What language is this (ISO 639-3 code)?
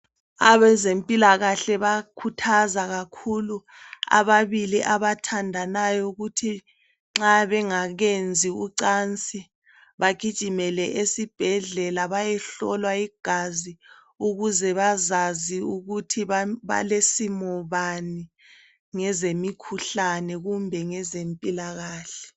nde